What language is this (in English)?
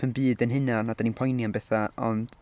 Welsh